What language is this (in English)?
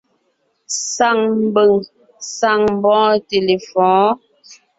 Ngiemboon